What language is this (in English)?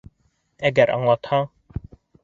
Bashkir